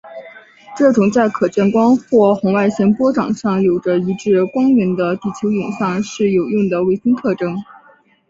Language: Chinese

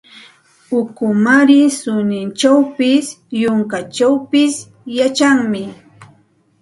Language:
Santa Ana de Tusi Pasco Quechua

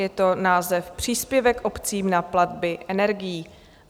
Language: Czech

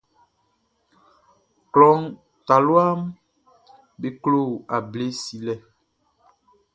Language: Baoulé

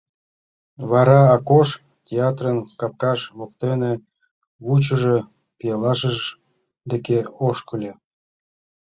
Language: Mari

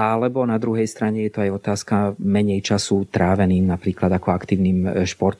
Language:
Slovak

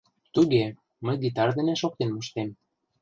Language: Mari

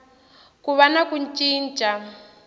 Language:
Tsonga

